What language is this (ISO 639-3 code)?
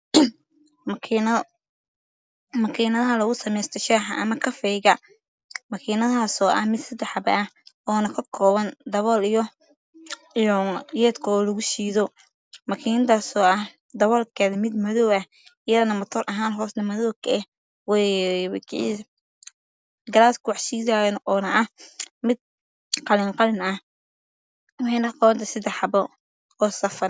som